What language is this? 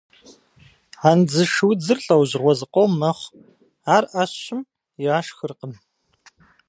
Kabardian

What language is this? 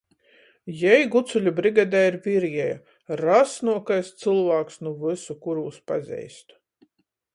Latgalian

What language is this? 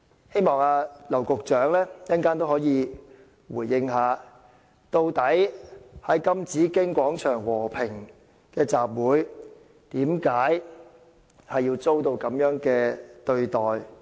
Cantonese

